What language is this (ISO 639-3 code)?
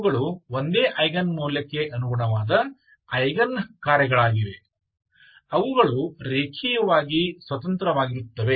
kan